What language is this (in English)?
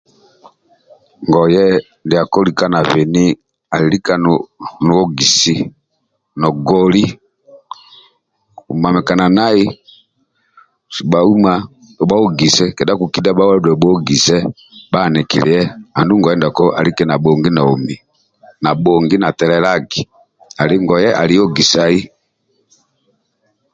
Amba (Uganda)